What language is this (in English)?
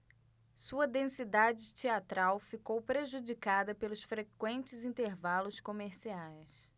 Portuguese